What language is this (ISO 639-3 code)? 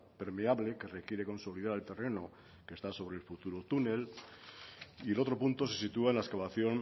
spa